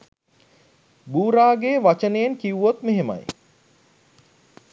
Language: Sinhala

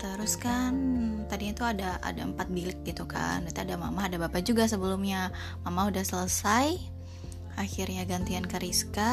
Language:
Indonesian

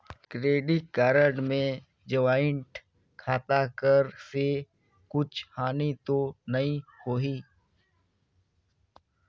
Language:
Chhattisgarhi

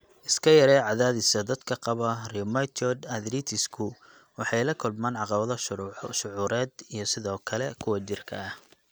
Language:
Somali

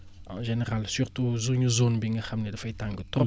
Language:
Wolof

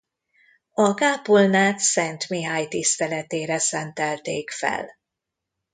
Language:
Hungarian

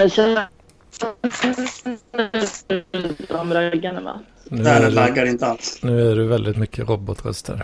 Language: Swedish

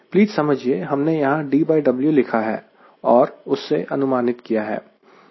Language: Hindi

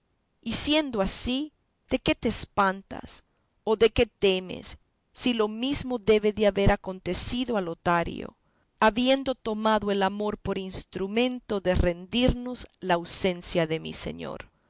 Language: Spanish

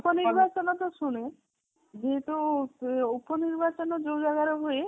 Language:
Odia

